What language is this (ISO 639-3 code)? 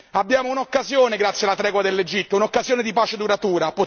ita